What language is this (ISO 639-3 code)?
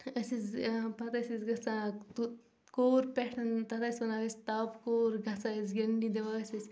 kas